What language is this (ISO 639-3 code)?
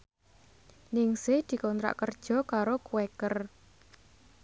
jav